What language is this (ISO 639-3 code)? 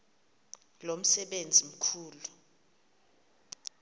xho